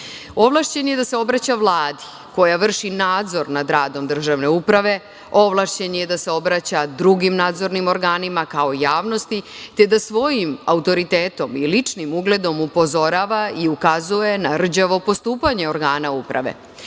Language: Serbian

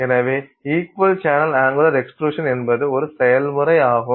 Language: Tamil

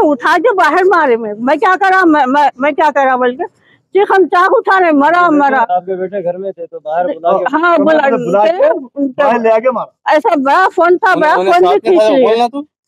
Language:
Hindi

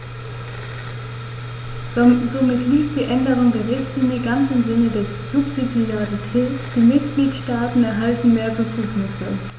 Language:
German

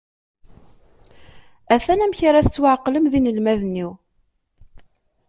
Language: Kabyle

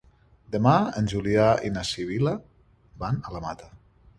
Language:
Catalan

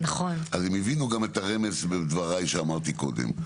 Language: Hebrew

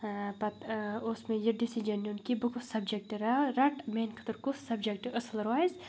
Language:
Kashmiri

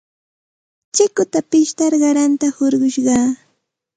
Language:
Santa Ana de Tusi Pasco Quechua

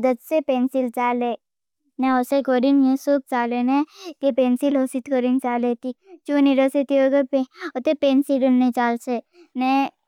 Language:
Bhili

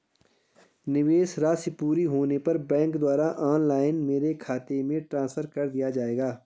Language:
Hindi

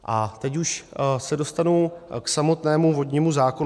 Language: Czech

